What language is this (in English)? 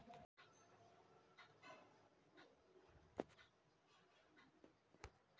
Magahi